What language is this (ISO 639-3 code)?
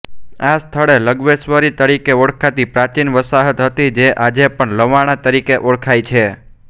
guj